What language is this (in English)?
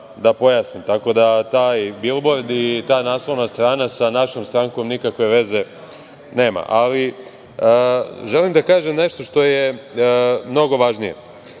Serbian